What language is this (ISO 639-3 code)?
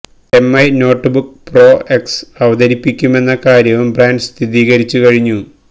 mal